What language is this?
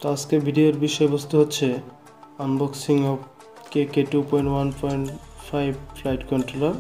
Hindi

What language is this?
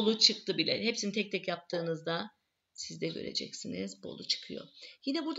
Turkish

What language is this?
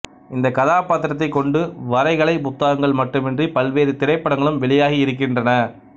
Tamil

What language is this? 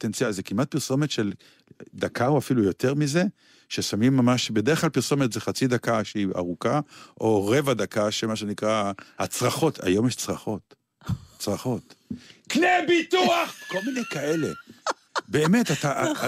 Hebrew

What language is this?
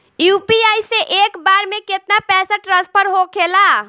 Bhojpuri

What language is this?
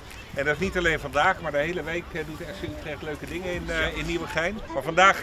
Dutch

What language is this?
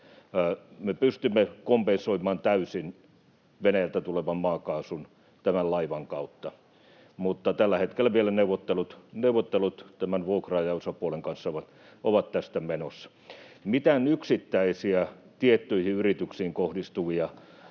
Finnish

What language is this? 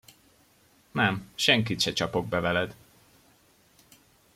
Hungarian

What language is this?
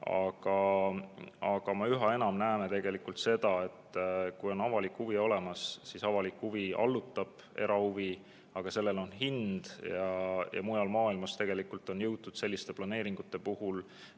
Estonian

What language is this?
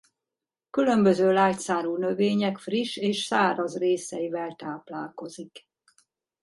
Hungarian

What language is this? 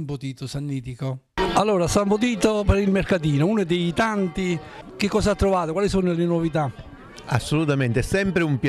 Italian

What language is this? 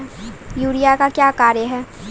Maithili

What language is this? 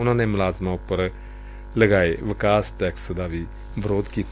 Punjabi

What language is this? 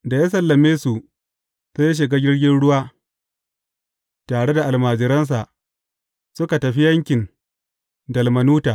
Hausa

